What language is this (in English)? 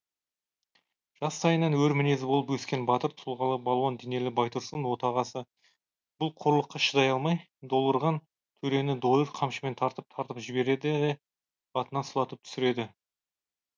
Kazakh